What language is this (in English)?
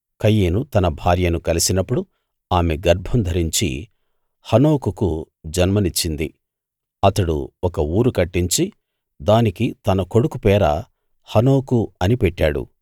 Telugu